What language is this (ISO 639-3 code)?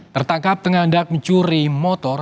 ind